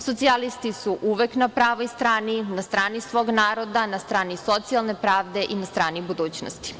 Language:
Serbian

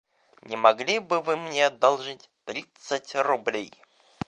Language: Russian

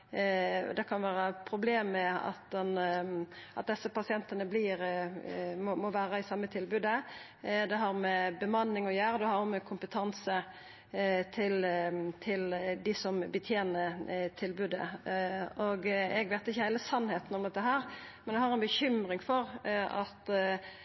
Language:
Norwegian Nynorsk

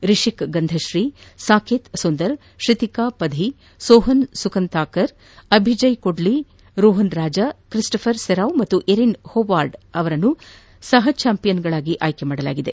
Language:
Kannada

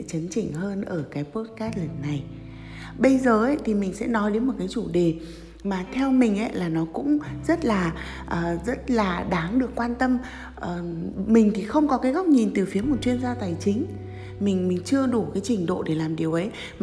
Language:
Vietnamese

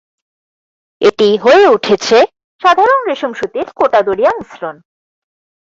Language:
Bangla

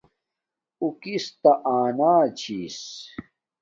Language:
Domaaki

